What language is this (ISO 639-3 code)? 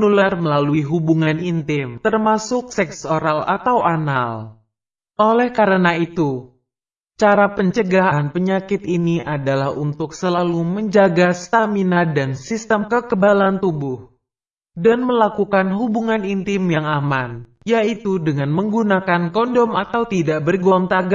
ind